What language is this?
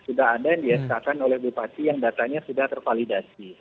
Indonesian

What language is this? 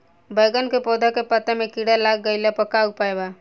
Bhojpuri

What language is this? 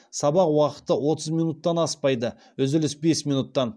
Kazakh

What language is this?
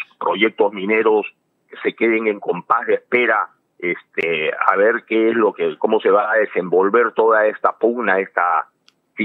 Spanish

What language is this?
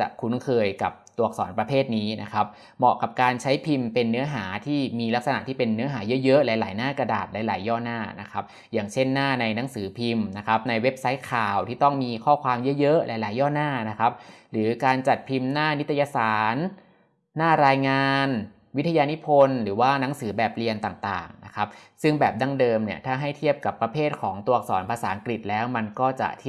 Thai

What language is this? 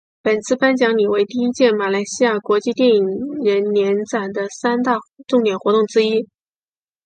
Chinese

